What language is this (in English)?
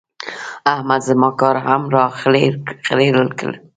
Pashto